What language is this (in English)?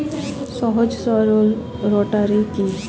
Bangla